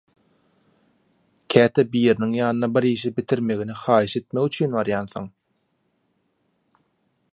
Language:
Turkmen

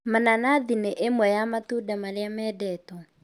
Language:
Kikuyu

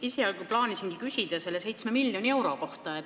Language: Estonian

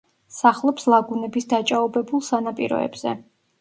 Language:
Georgian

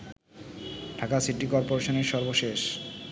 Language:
Bangla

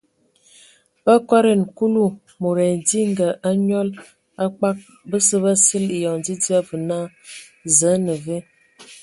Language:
Ewondo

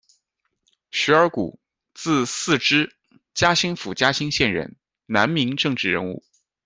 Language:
Chinese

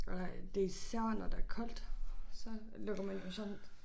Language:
Danish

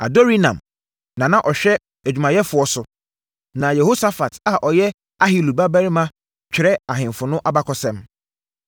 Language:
Akan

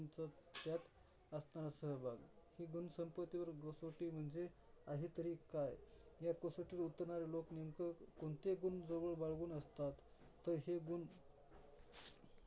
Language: Marathi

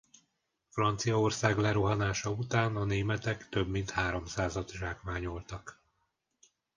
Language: Hungarian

